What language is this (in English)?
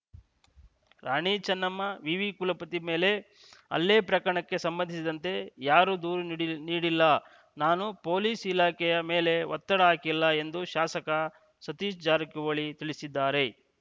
Kannada